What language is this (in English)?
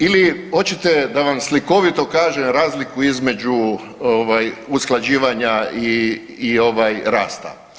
Croatian